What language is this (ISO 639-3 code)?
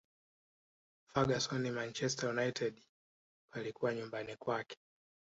swa